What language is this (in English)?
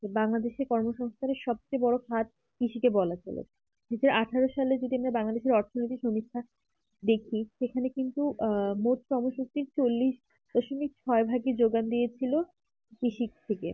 Bangla